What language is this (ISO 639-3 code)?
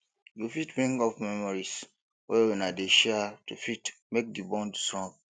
pcm